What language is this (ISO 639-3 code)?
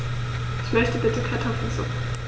deu